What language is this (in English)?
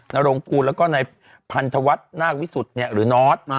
Thai